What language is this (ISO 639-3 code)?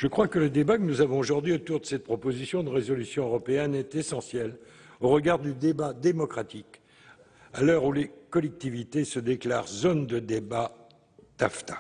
fra